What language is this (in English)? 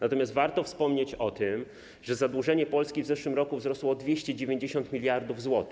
Polish